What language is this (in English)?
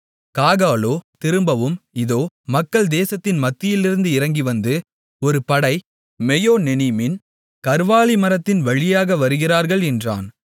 Tamil